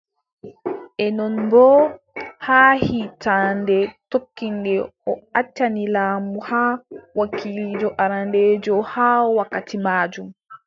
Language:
Adamawa Fulfulde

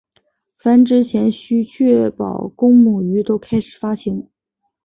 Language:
Chinese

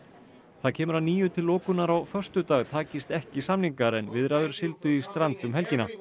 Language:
Icelandic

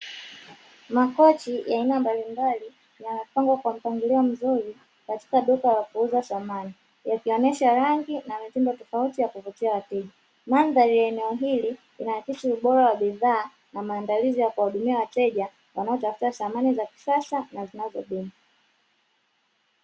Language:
Swahili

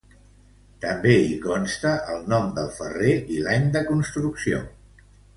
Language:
Catalan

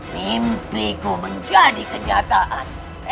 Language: Indonesian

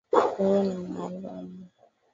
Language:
Swahili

